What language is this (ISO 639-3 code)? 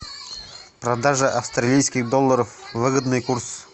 rus